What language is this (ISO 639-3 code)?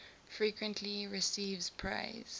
eng